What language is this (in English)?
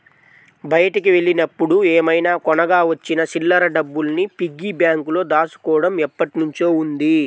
Telugu